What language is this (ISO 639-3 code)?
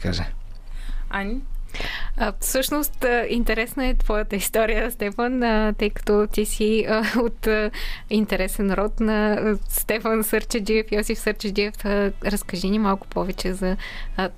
bul